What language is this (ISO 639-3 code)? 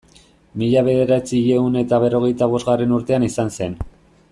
eus